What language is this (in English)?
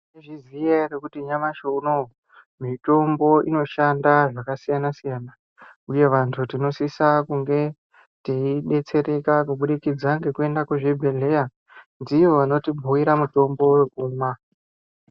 Ndau